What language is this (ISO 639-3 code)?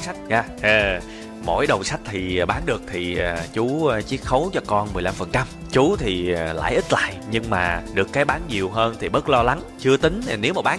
vie